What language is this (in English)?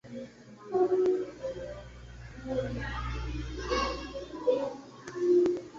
Medumba